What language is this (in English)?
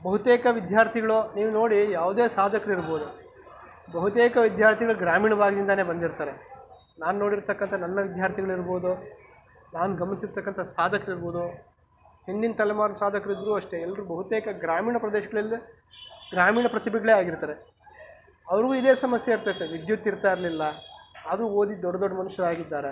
Kannada